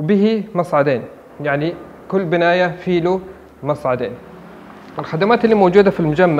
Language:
Arabic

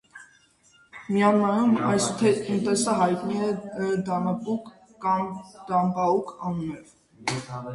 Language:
Armenian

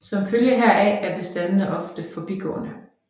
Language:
Danish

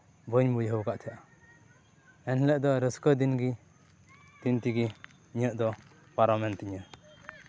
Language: Santali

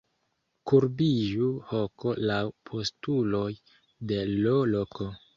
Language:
Esperanto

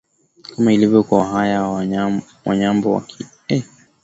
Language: Swahili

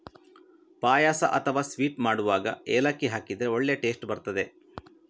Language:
Kannada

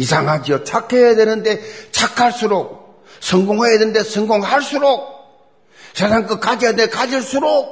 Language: Korean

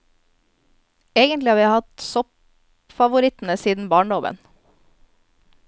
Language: Norwegian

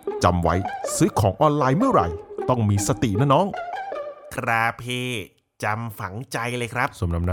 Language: Thai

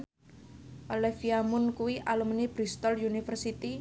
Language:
Javanese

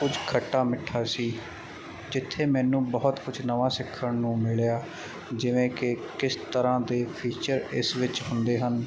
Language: Punjabi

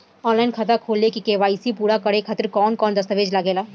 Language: Bhojpuri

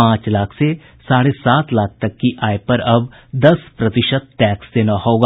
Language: Hindi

